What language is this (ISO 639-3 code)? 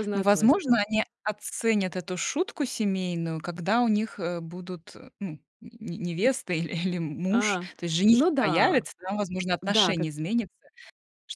rus